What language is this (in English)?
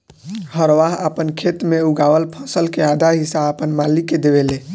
Bhojpuri